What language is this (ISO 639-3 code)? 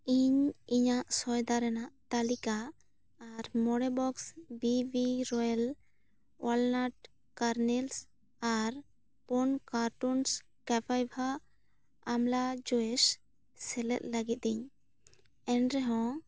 sat